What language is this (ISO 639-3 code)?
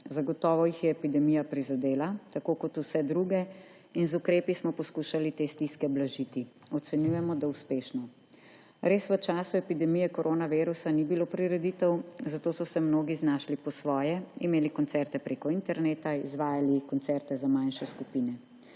slv